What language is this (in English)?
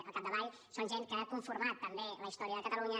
Catalan